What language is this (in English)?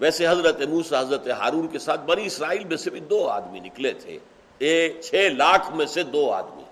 Urdu